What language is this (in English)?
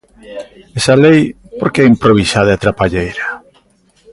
Galician